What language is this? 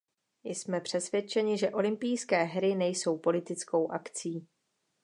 Czech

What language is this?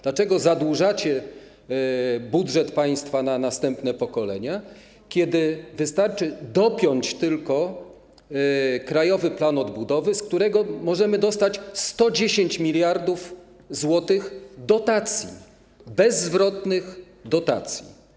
Polish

